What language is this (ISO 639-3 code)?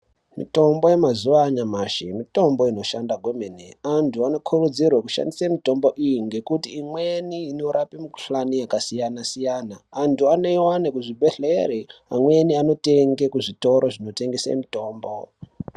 ndc